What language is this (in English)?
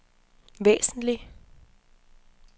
Danish